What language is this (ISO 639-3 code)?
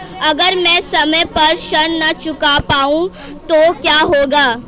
hin